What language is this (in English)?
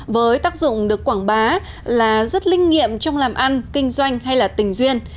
Vietnamese